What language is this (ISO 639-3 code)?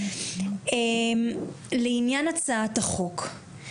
heb